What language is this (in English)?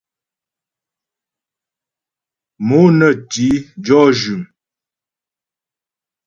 Ghomala